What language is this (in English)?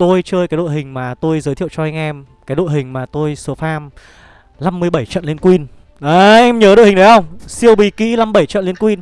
Vietnamese